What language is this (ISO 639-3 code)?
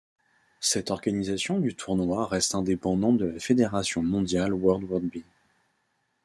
fra